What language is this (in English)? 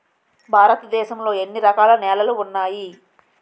Telugu